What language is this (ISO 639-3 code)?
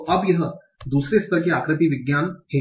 hin